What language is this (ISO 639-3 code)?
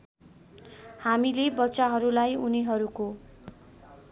nep